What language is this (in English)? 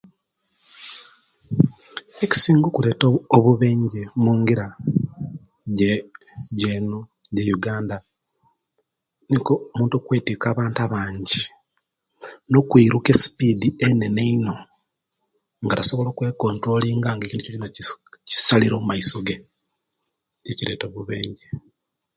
Kenyi